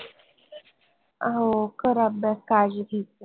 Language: Marathi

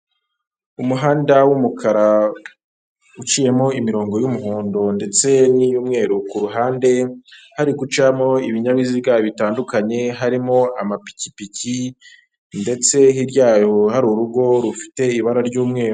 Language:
Kinyarwanda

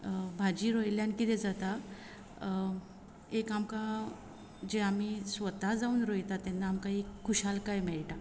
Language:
Konkani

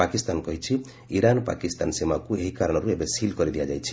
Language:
Odia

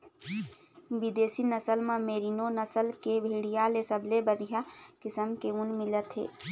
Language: Chhattisgarhi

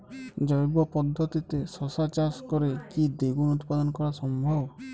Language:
Bangla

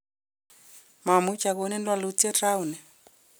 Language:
Kalenjin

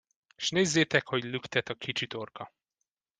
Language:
Hungarian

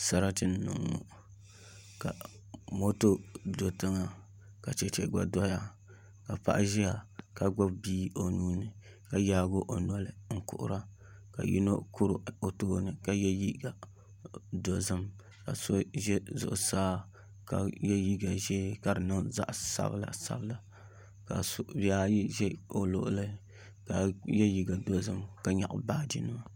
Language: Dagbani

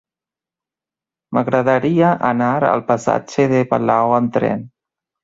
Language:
Catalan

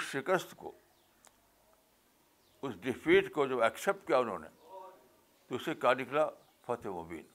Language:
Urdu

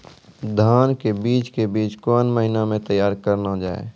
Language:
Maithili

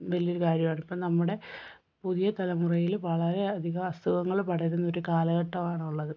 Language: Malayalam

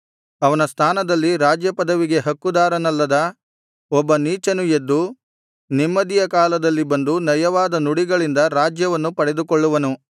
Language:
Kannada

